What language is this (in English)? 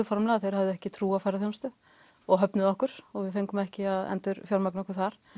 Icelandic